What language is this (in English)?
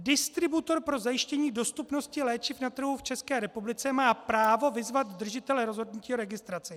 Czech